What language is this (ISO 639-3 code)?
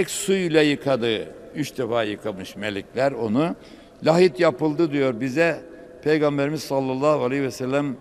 tur